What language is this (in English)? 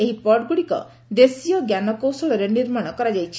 Odia